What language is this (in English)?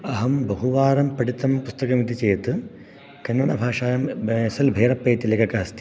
Sanskrit